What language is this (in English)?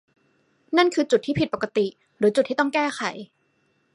Thai